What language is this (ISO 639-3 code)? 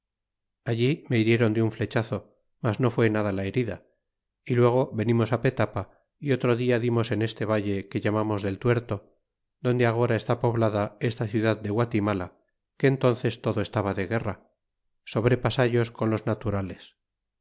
spa